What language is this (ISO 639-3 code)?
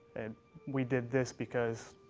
eng